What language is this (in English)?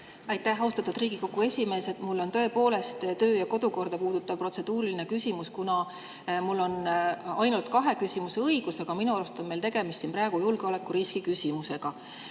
Estonian